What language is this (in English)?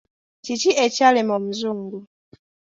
Ganda